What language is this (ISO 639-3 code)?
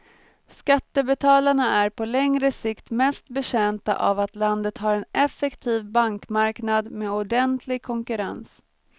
swe